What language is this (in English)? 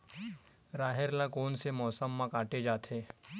Chhattisgarhi